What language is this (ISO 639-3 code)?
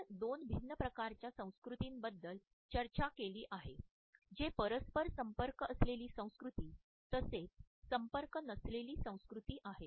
mar